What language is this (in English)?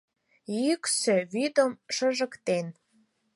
Mari